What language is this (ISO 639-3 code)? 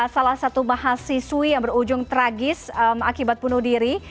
ind